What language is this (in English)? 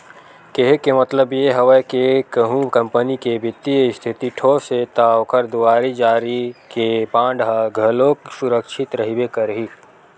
Chhattisgarhi